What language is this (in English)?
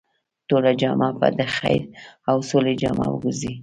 Pashto